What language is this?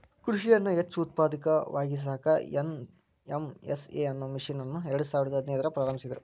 Kannada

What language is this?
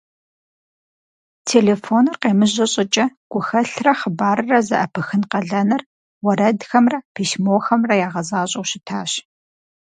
Kabardian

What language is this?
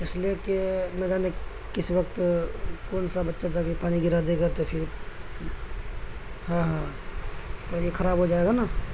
Urdu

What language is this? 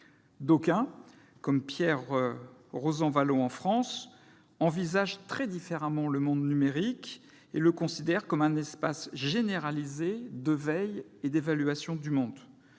French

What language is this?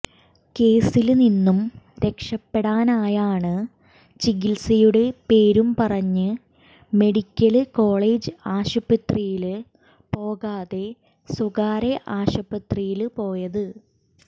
Malayalam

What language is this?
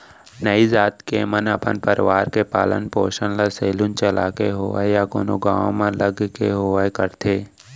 Chhattisgarhi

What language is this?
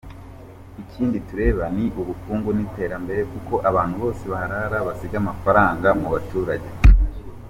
Kinyarwanda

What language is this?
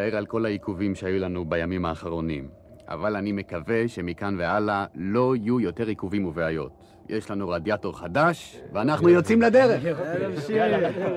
Hebrew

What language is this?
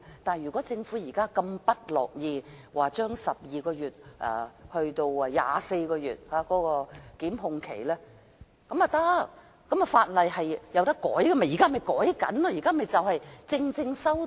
Cantonese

